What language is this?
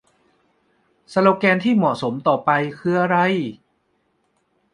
Thai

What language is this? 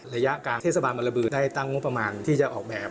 Thai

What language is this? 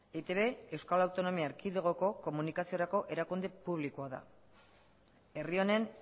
Basque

